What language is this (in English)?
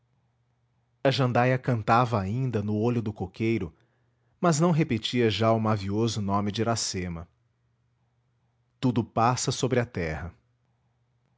Portuguese